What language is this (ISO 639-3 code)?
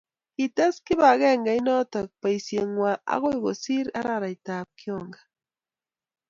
kln